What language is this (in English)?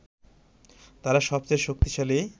Bangla